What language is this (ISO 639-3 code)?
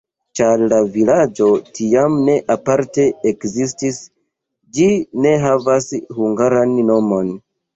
epo